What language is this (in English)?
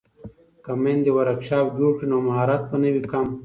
Pashto